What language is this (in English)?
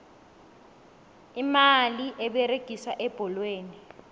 South Ndebele